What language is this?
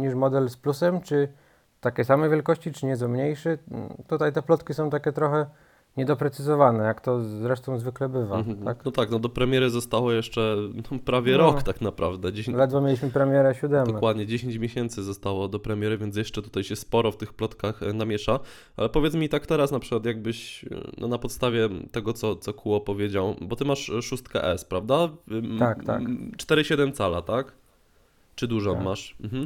Polish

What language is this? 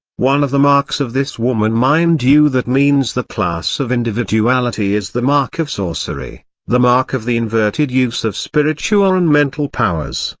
English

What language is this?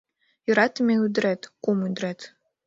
Mari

